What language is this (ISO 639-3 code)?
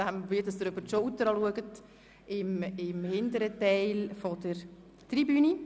gsw